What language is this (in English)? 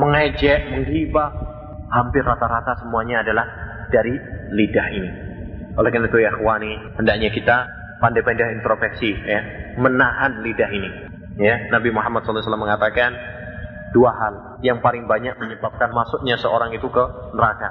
Indonesian